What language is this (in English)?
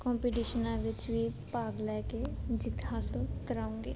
Punjabi